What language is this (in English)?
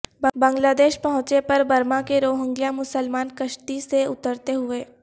Urdu